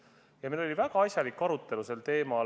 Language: Estonian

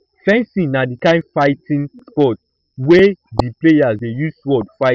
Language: Nigerian Pidgin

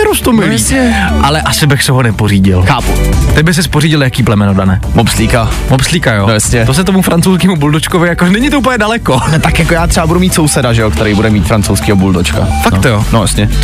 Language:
Czech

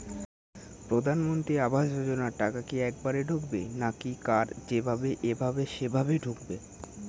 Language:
Bangla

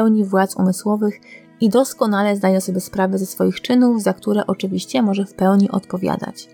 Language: Polish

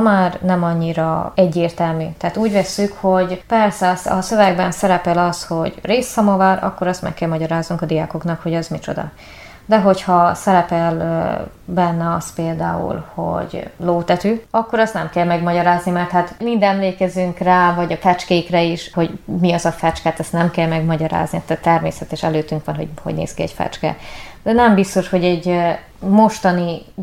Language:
Hungarian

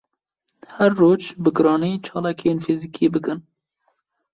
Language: Kurdish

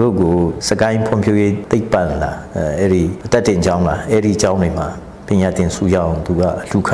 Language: Thai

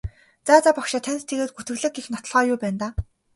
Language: Mongolian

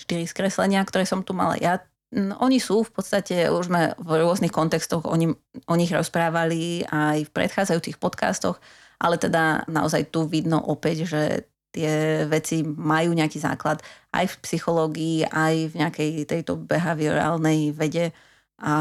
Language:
Slovak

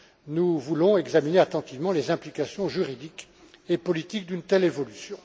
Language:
French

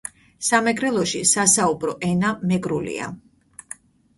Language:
Georgian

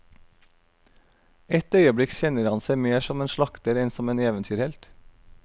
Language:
Norwegian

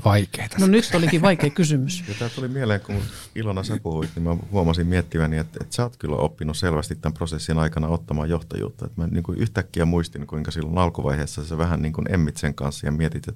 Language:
Finnish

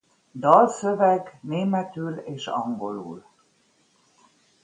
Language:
Hungarian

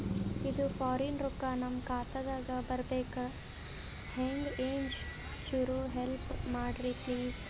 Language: Kannada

